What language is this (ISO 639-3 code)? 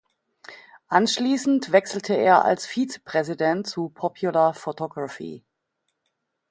deu